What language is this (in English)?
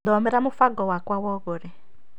Kikuyu